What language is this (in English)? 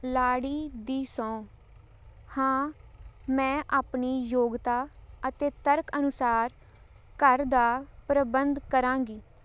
Punjabi